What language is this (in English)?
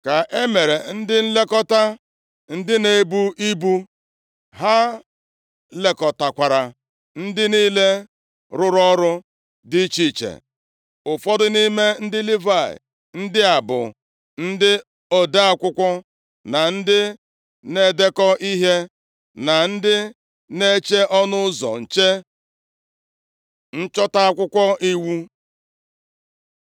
Igbo